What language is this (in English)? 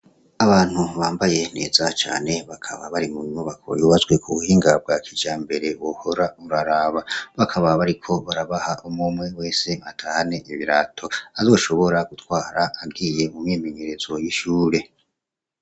Rundi